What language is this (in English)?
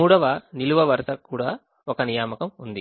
Telugu